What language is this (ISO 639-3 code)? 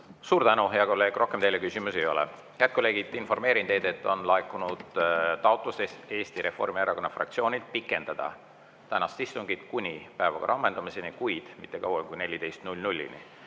est